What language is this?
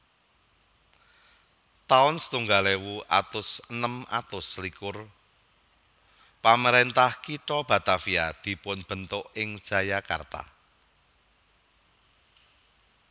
Javanese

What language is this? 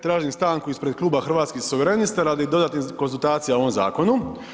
Croatian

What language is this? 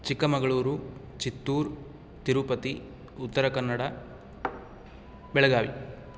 Sanskrit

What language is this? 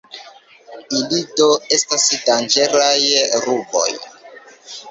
Esperanto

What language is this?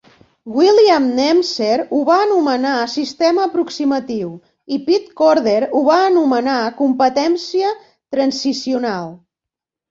Catalan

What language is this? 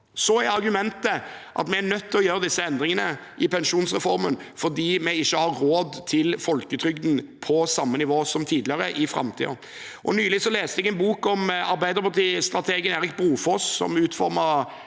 Norwegian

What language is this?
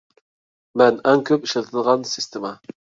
Uyghur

